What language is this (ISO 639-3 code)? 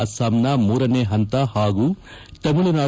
kan